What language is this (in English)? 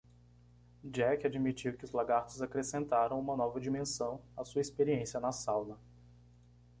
Portuguese